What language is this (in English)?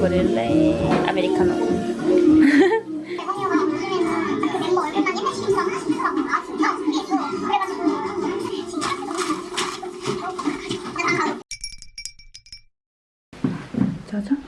Korean